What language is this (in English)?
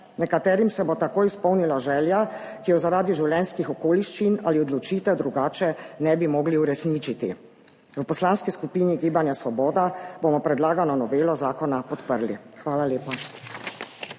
Slovenian